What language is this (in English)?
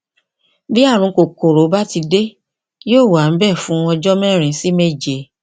Yoruba